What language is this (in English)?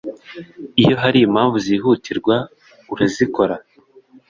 Kinyarwanda